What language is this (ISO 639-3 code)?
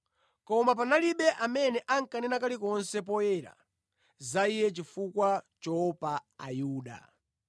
nya